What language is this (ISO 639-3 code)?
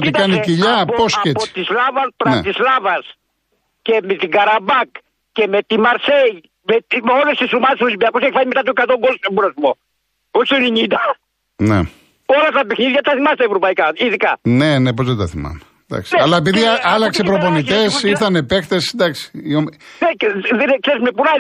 ell